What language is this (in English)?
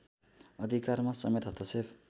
Nepali